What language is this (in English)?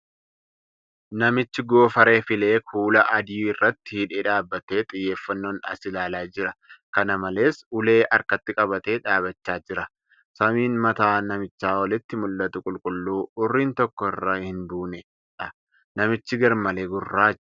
Oromo